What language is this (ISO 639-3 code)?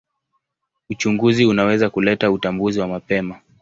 swa